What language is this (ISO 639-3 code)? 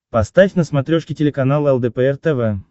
rus